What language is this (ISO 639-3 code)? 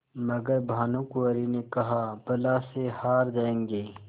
hin